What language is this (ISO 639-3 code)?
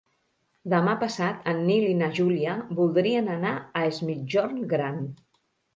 cat